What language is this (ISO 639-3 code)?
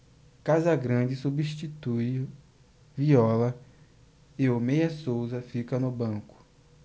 por